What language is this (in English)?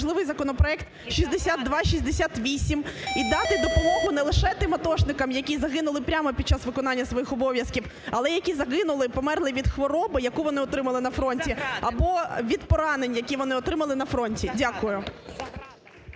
Ukrainian